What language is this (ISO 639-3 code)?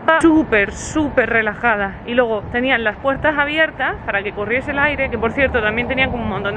spa